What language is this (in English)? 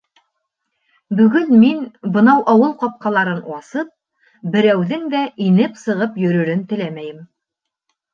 Bashkir